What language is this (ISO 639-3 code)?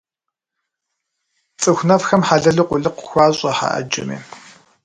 kbd